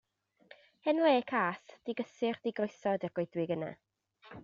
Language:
Welsh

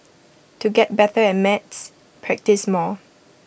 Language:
English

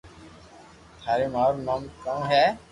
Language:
Loarki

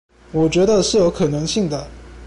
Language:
Chinese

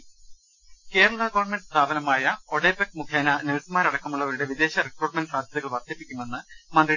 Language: Malayalam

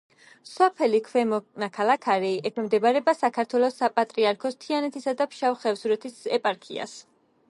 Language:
Georgian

